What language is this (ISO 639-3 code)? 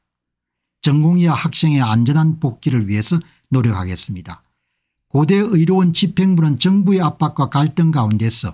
kor